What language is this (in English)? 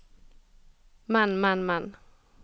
Norwegian